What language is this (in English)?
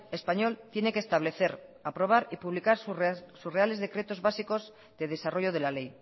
Spanish